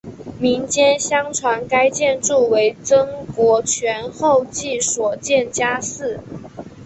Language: Chinese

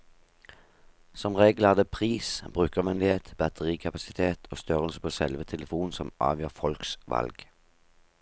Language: Norwegian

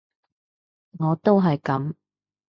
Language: Cantonese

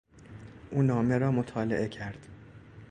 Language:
Persian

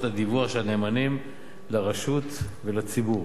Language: Hebrew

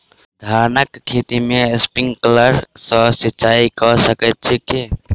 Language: Maithili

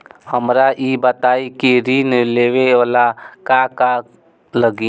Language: Bhojpuri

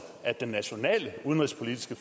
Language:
Danish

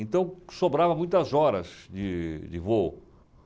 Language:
Portuguese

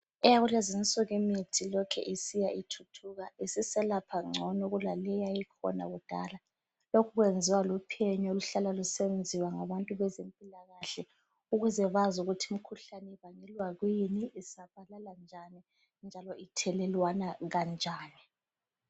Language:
North Ndebele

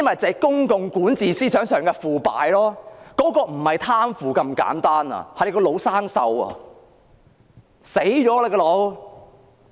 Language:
Cantonese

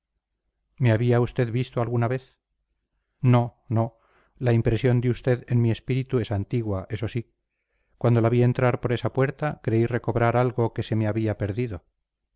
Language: Spanish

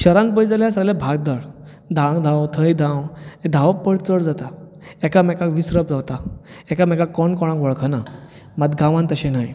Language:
Konkani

